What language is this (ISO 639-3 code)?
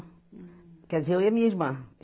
por